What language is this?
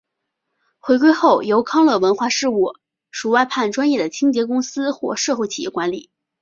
Chinese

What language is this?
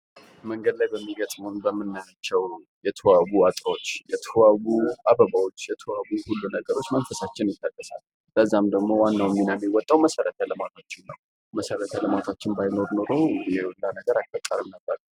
Amharic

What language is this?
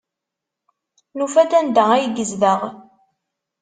Kabyle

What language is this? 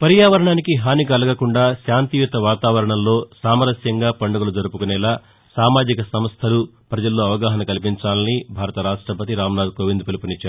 Telugu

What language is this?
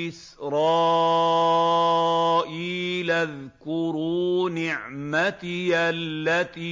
Arabic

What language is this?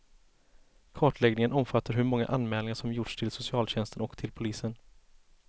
Swedish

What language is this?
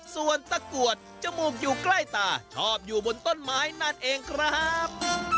Thai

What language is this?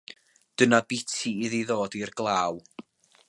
Welsh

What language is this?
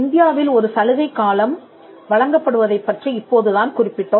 Tamil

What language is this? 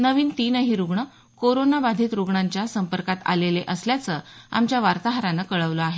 Marathi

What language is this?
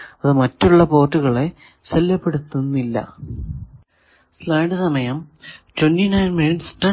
Malayalam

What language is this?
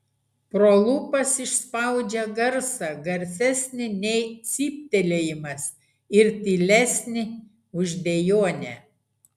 Lithuanian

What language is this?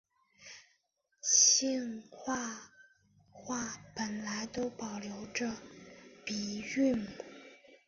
Chinese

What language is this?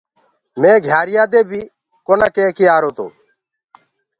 Gurgula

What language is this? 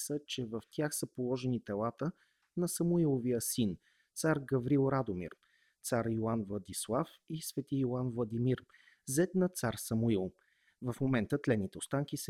Bulgarian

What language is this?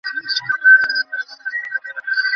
Bangla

